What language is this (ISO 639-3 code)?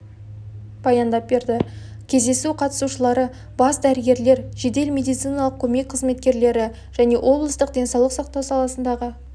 kaz